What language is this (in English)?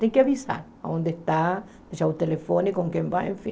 Portuguese